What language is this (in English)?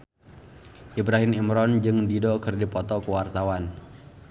Sundanese